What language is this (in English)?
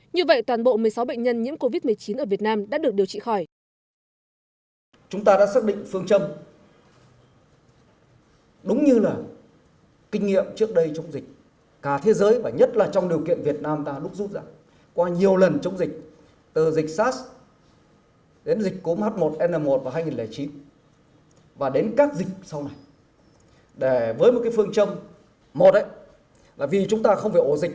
Vietnamese